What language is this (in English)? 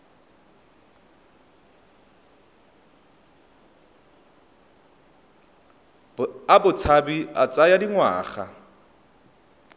Tswana